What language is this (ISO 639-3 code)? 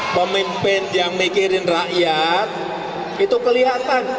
ind